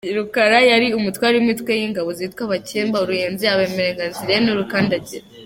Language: Kinyarwanda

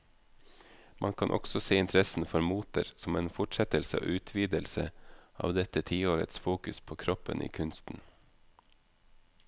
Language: Norwegian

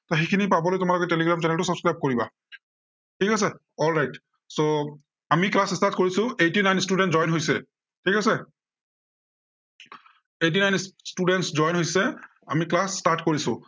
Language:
Assamese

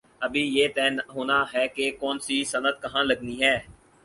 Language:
Urdu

